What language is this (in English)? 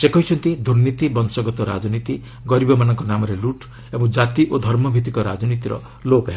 Odia